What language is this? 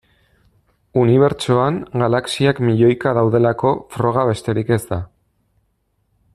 Basque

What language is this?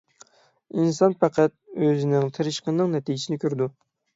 Uyghur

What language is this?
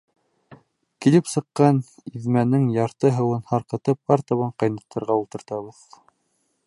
Bashkir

